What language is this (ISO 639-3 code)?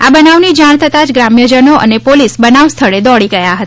guj